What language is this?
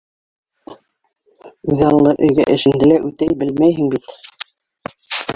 Bashkir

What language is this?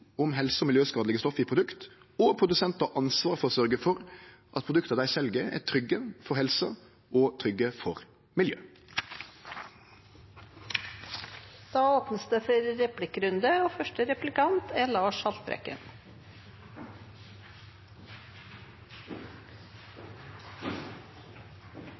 Norwegian Nynorsk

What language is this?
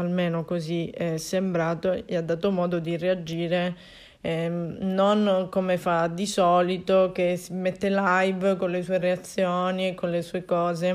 Italian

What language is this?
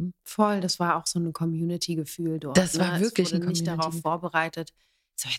German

